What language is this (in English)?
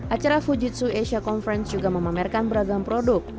Indonesian